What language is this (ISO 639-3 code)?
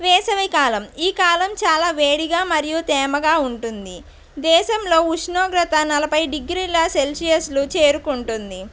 tel